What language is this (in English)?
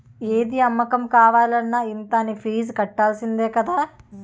Telugu